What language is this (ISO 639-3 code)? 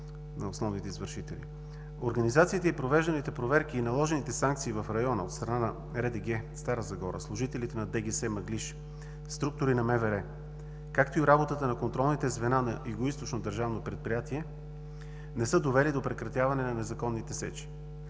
bul